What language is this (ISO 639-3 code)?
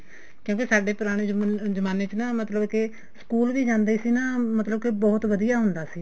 pan